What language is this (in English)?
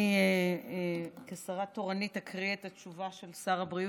Hebrew